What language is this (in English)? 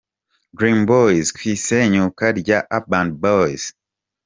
Kinyarwanda